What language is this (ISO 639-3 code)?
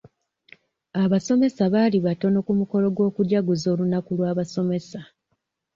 lug